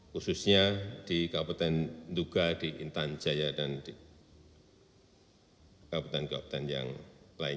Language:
Indonesian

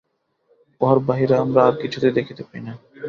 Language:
Bangla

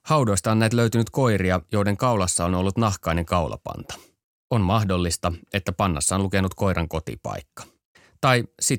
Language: Finnish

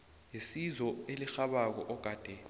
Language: South Ndebele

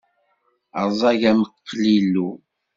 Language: Kabyle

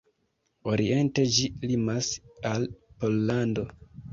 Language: Esperanto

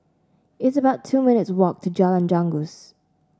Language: English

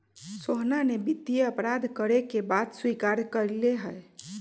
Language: Magahi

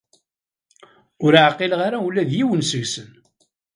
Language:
Kabyle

